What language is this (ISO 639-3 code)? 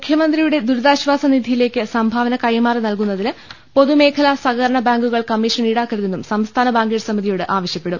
mal